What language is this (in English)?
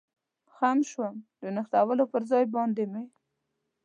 Pashto